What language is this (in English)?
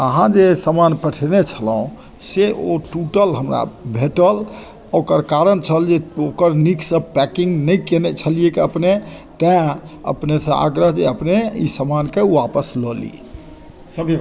Maithili